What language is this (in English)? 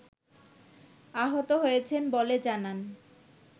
Bangla